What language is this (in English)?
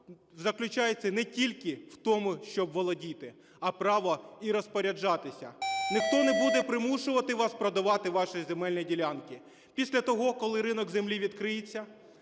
Ukrainian